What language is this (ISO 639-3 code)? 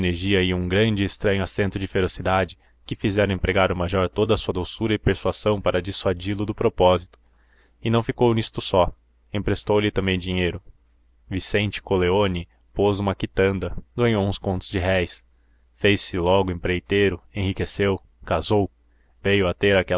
por